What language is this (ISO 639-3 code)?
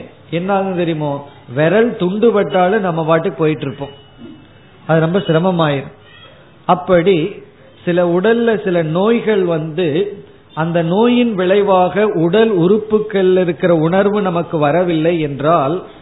tam